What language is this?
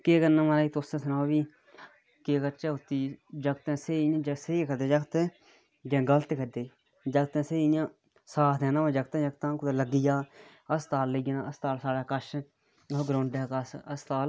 Dogri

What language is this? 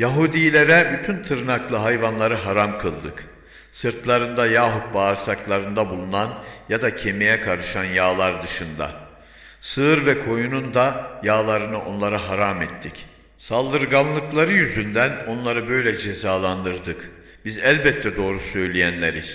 Turkish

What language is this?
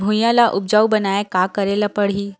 Chhattisgarhi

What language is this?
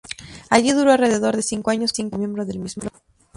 Spanish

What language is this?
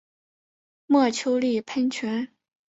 Chinese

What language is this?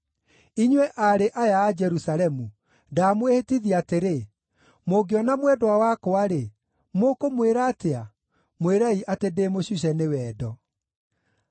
Kikuyu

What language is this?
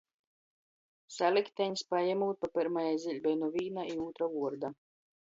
Latgalian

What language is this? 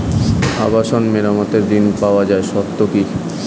Bangla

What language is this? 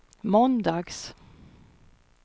Swedish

